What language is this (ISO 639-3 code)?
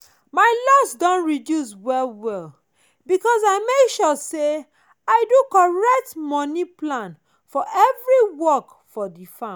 pcm